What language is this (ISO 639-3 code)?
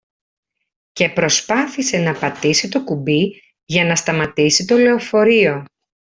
ell